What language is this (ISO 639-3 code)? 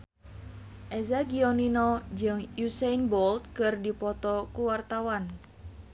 sun